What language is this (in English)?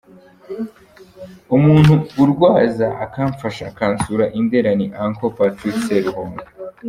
Kinyarwanda